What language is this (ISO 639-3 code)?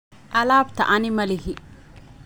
som